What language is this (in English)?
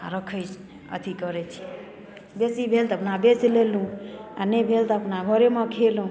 Maithili